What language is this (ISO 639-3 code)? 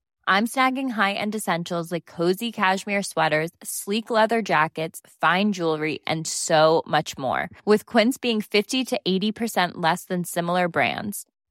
fil